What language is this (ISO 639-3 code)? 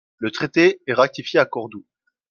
fra